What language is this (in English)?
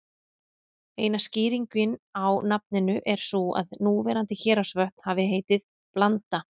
Icelandic